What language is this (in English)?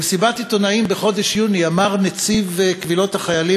Hebrew